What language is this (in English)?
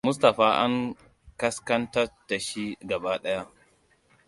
Hausa